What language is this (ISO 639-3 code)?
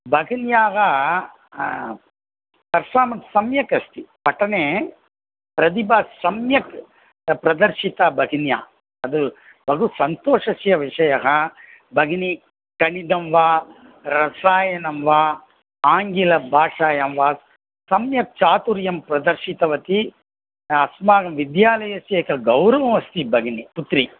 san